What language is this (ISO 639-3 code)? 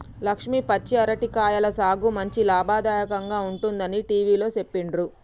tel